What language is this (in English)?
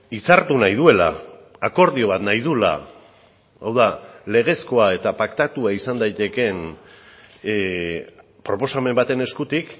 Basque